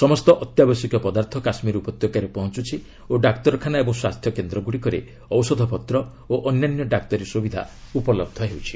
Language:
Odia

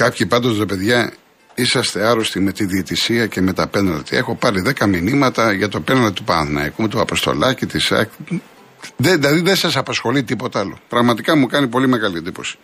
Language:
Greek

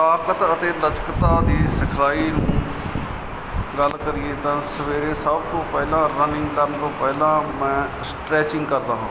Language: Punjabi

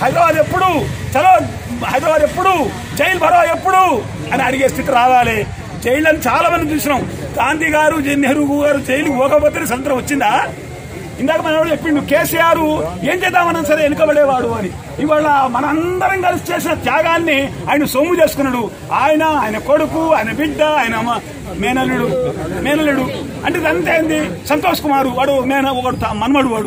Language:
Romanian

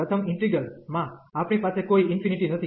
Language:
Gujarati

